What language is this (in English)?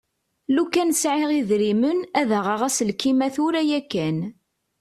Kabyle